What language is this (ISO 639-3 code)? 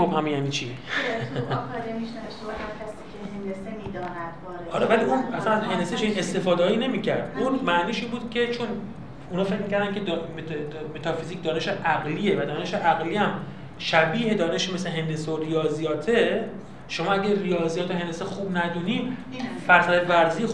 fas